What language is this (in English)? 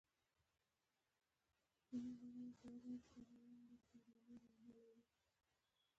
Pashto